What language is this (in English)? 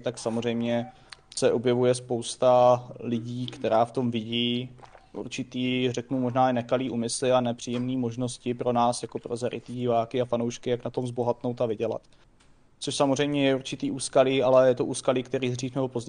Czech